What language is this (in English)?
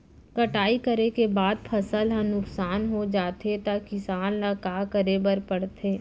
Chhattisgarhi